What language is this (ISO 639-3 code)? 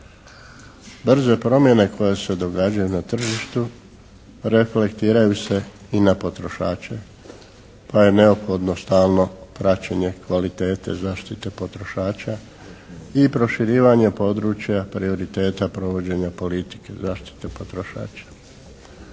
hrv